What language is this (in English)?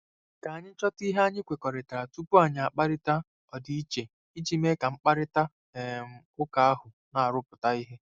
Igbo